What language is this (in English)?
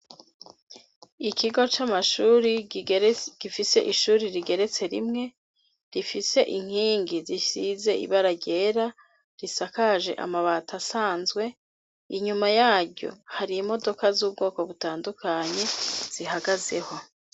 Rundi